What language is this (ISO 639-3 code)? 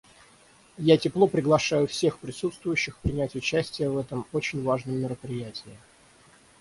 rus